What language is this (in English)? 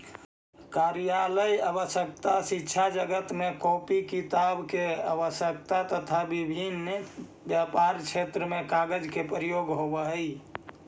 Magahi